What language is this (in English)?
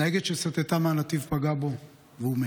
Hebrew